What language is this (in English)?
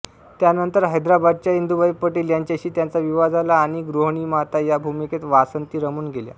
Marathi